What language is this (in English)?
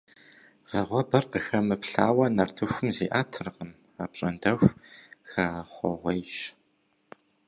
Kabardian